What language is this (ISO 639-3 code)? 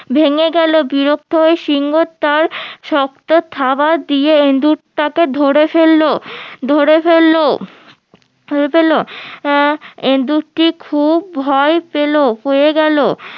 ben